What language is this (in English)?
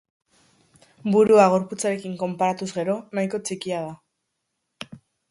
Basque